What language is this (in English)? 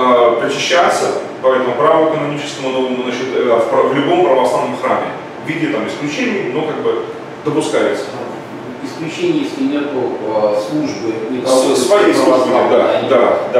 Russian